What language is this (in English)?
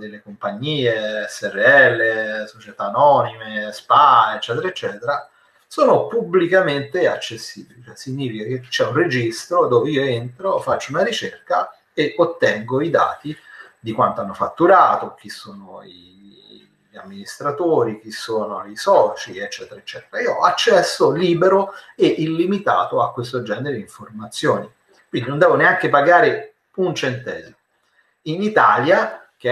Italian